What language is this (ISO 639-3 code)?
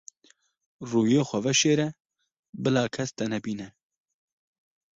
kur